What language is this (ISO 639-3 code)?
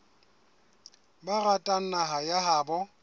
sot